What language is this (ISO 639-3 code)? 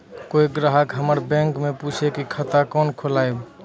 mai